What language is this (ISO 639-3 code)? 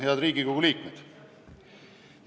est